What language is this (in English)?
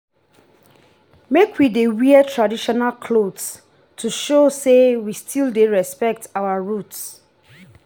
Nigerian Pidgin